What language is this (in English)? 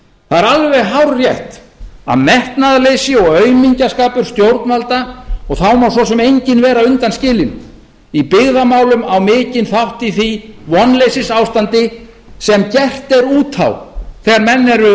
Icelandic